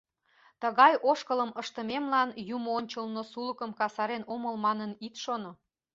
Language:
Mari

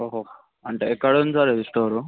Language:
Telugu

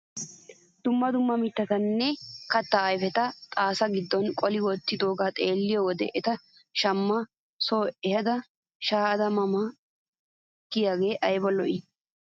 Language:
Wolaytta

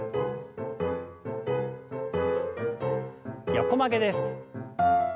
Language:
Japanese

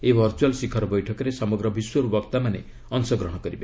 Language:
Odia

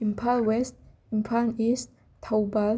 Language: Manipuri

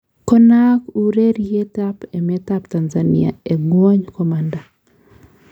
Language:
Kalenjin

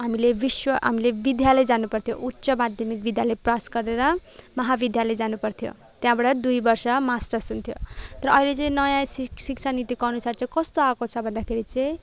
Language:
Nepali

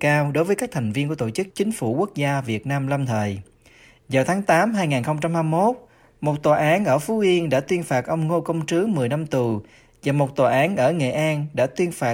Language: Vietnamese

